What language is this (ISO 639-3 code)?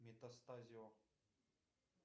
rus